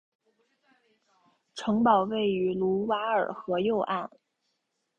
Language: Chinese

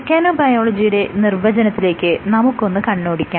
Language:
Malayalam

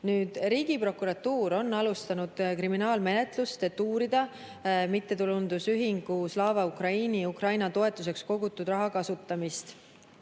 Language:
Estonian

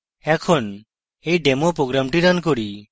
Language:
Bangla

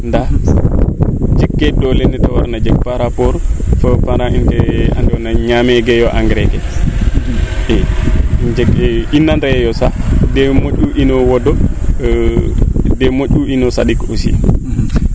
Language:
Serer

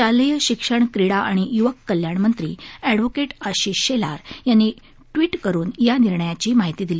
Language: Marathi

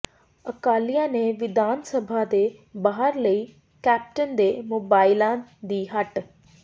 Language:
Punjabi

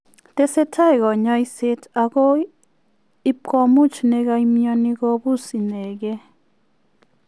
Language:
Kalenjin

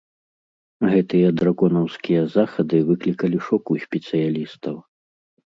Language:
Belarusian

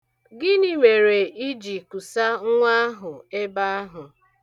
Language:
Igbo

